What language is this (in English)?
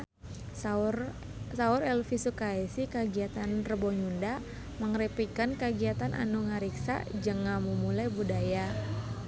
Sundanese